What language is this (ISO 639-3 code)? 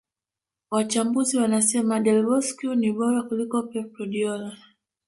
swa